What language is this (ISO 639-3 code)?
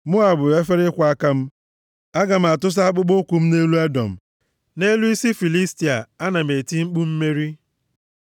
ibo